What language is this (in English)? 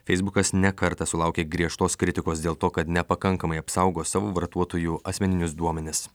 Lithuanian